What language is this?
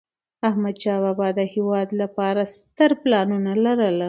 Pashto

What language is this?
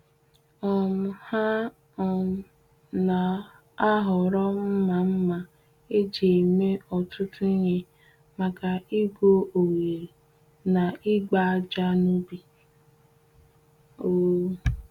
Igbo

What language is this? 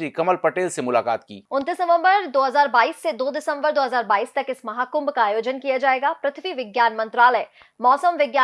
Hindi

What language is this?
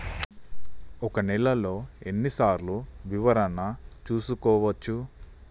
Telugu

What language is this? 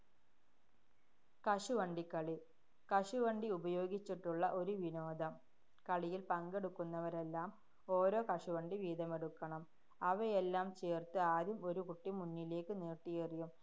Malayalam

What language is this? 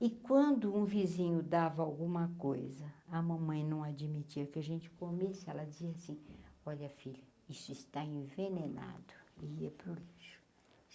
Portuguese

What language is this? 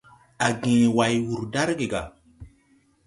Tupuri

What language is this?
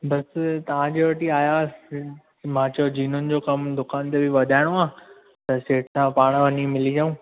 Sindhi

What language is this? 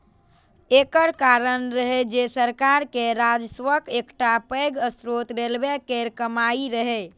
Maithili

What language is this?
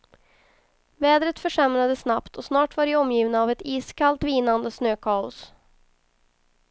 Swedish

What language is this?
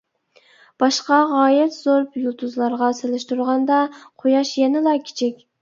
Uyghur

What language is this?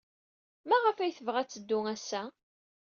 Kabyle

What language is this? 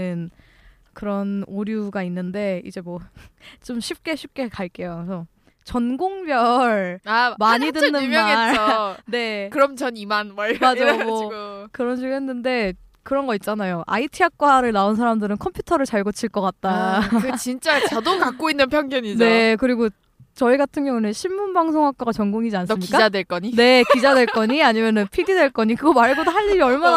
Korean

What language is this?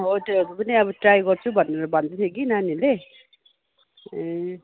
Nepali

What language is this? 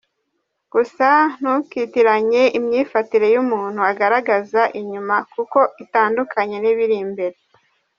Kinyarwanda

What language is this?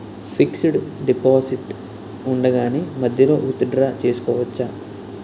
Telugu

